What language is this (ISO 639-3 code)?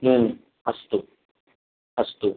san